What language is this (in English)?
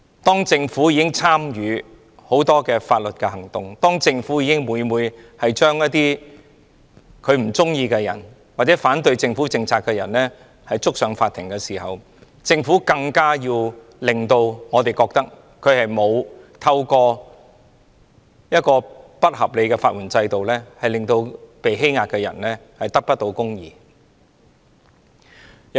Cantonese